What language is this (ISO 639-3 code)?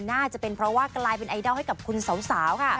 tha